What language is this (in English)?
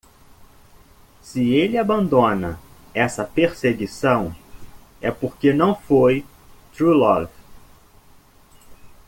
Portuguese